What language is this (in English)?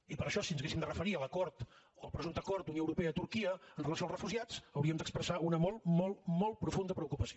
Catalan